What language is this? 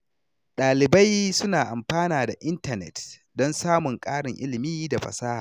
Hausa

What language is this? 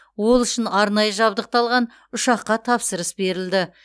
Kazakh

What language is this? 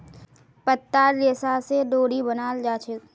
Magahi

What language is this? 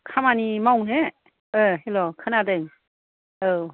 Bodo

